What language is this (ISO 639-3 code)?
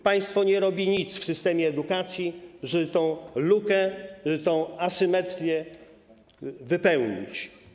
pol